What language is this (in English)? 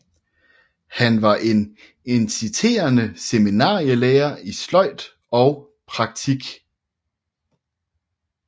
Danish